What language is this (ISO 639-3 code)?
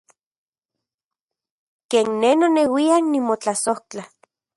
ncx